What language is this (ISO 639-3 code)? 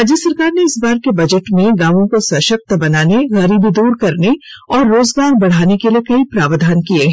hin